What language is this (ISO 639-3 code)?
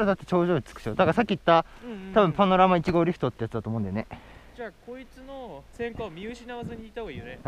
jpn